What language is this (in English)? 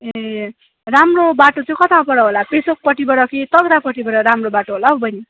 Nepali